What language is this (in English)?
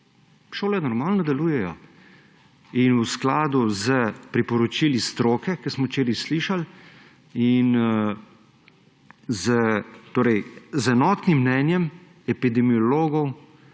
Slovenian